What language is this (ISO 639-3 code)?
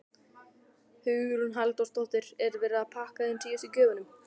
isl